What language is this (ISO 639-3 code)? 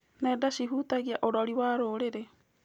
kik